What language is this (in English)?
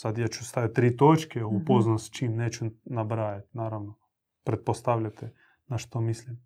Croatian